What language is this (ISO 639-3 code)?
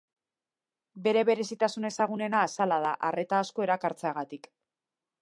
eus